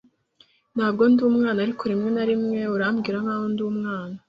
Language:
Kinyarwanda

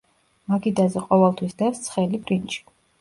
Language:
Georgian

